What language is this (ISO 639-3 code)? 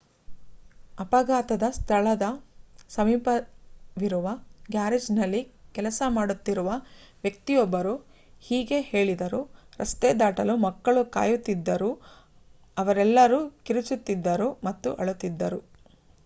kan